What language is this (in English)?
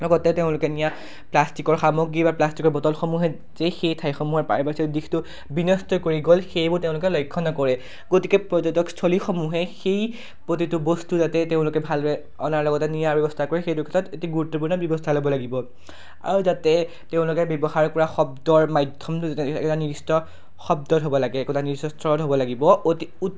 Assamese